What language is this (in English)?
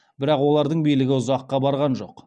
Kazakh